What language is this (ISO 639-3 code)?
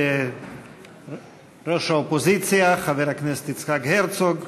heb